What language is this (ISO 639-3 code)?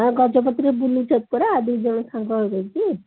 ori